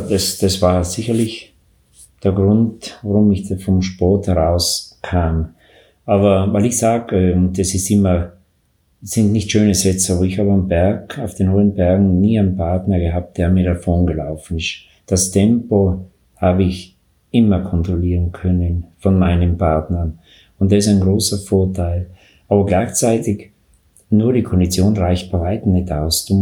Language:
German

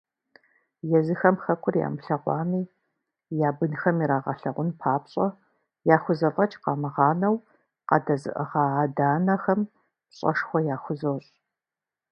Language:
Kabardian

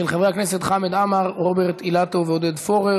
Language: Hebrew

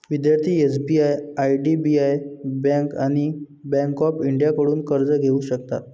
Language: Marathi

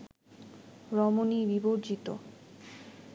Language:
Bangla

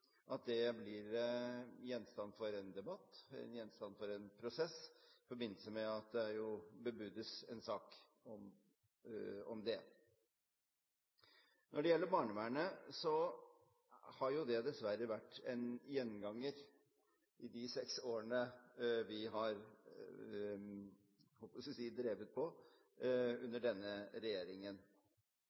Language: Norwegian Bokmål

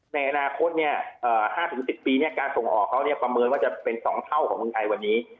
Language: Thai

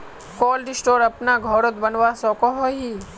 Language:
Magahi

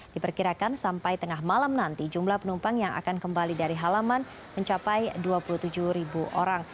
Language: Indonesian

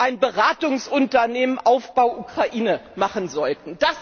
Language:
German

